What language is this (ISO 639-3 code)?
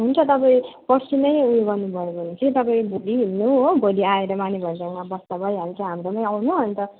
nep